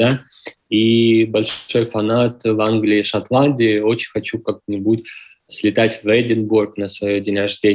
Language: Russian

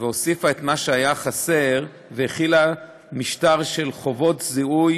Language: Hebrew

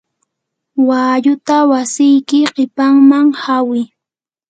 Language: Yanahuanca Pasco Quechua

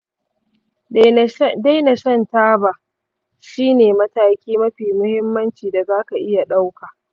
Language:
Hausa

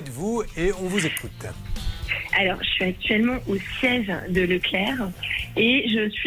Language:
French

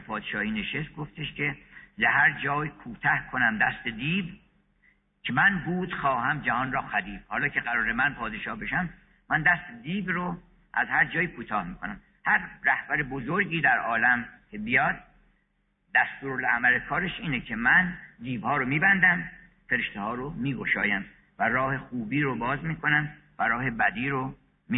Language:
Persian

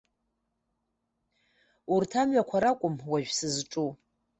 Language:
Abkhazian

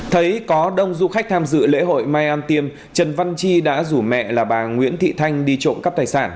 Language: Vietnamese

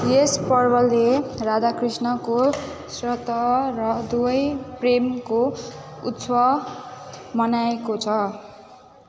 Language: Nepali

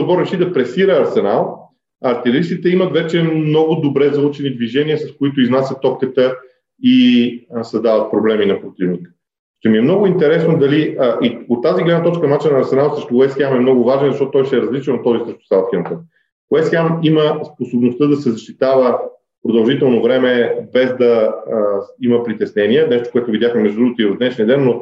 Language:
Bulgarian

